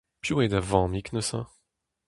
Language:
Breton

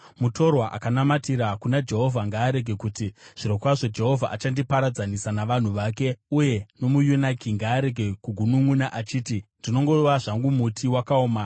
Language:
Shona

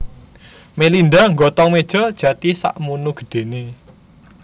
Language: Javanese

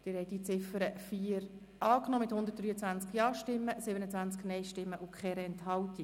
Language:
Swiss German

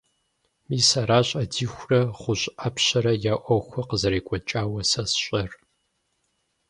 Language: Kabardian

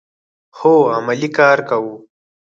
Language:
Pashto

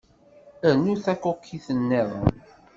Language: Kabyle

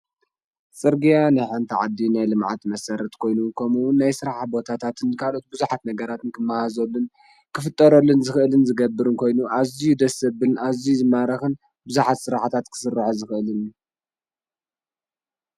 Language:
Tigrinya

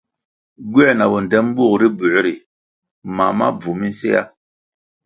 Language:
Kwasio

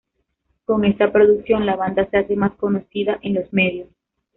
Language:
Spanish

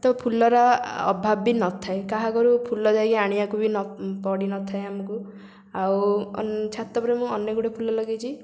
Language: Odia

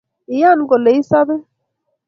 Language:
Kalenjin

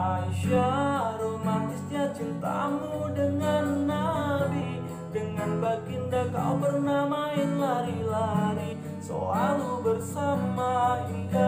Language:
English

